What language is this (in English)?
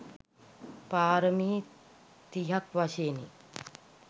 Sinhala